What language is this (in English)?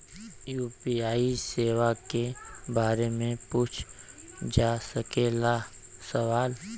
Bhojpuri